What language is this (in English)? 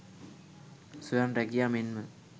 Sinhala